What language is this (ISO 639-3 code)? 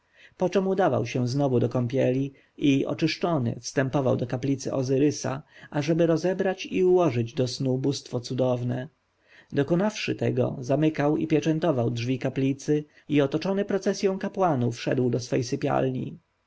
pol